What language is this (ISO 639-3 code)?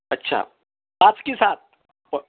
mar